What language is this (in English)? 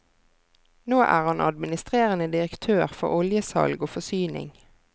Norwegian